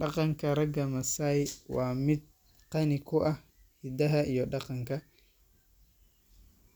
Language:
Somali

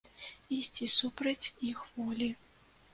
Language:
Belarusian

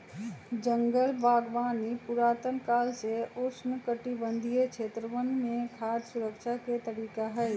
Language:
Magahi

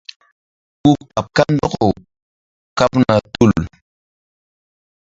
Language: Mbum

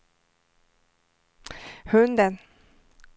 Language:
Swedish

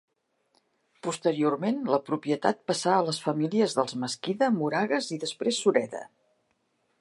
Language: Catalan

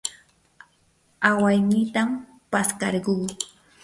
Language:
Yanahuanca Pasco Quechua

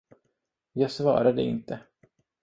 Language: Swedish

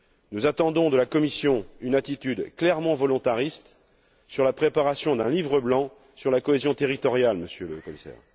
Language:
French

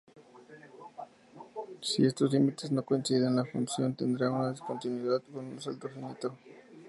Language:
Spanish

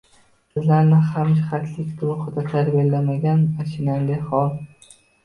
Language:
Uzbek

